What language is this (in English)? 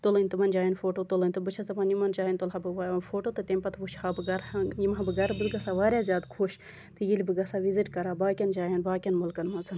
Kashmiri